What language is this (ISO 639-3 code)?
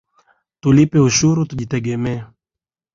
swa